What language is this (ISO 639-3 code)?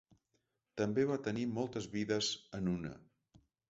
cat